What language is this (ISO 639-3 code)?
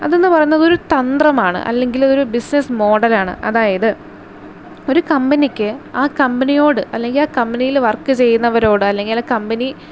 mal